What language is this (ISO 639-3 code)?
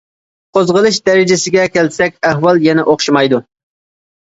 uig